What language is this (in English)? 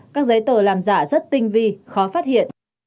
Vietnamese